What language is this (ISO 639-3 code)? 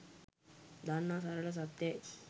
sin